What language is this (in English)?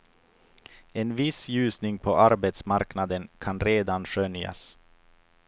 Swedish